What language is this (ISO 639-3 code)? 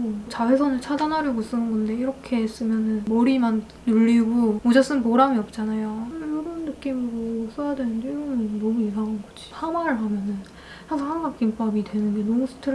kor